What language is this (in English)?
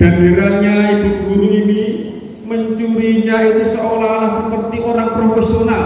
Indonesian